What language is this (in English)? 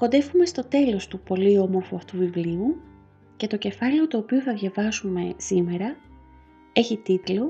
Greek